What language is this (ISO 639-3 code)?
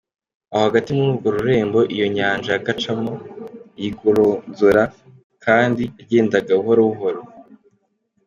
kin